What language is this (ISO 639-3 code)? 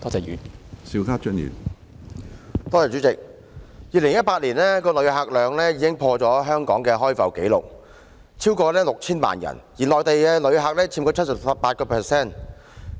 yue